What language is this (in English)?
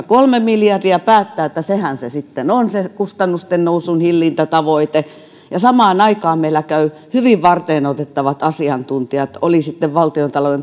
Finnish